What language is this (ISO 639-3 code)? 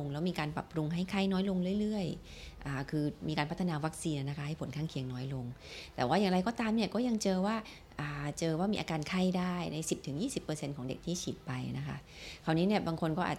tha